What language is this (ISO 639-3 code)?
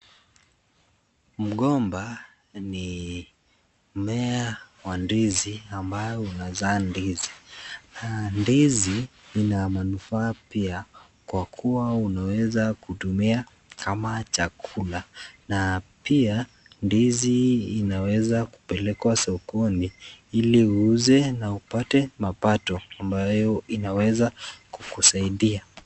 swa